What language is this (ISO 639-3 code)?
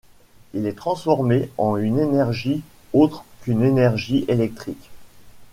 fra